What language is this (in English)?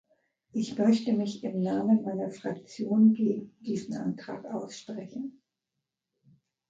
German